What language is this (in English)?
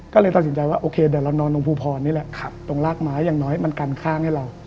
Thai